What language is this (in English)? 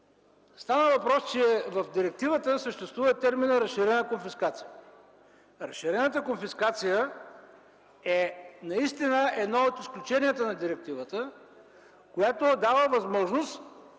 Bulgarian